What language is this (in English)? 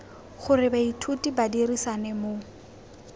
Tswana